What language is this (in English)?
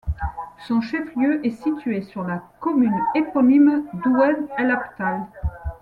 French